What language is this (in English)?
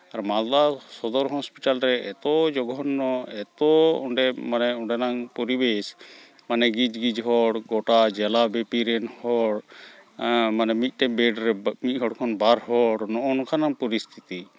Santali